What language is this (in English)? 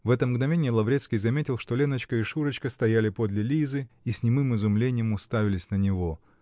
Russian